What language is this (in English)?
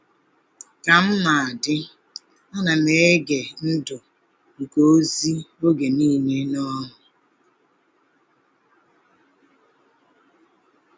Igbo